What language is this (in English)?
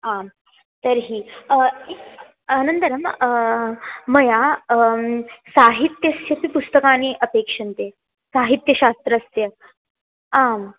Sanskrit